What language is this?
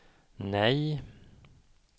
Swedish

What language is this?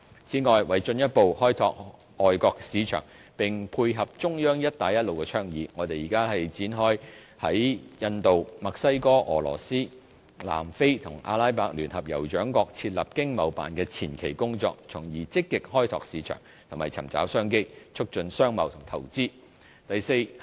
Cantonese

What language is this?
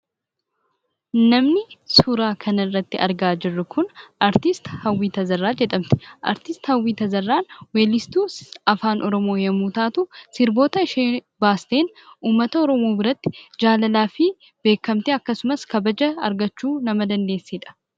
Oromo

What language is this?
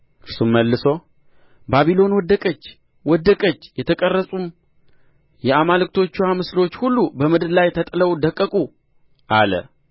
Amharic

